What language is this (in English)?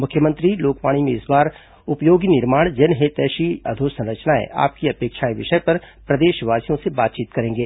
Hindi